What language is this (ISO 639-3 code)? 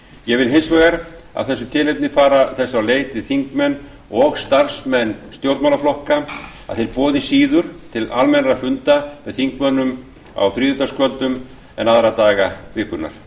isl